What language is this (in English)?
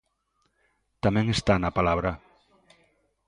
Galician